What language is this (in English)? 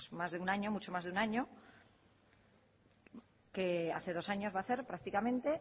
Spanish